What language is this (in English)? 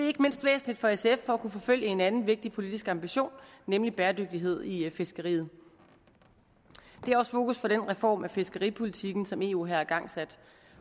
Danish